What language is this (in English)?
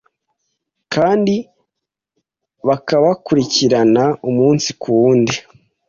Kinyarwanda